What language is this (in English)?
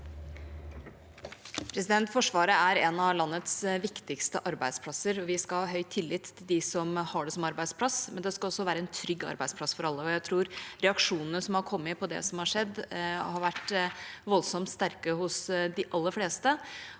Norwegian